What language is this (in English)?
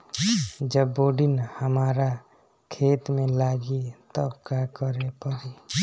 Bhojpuri